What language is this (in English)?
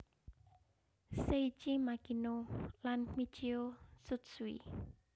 Javanese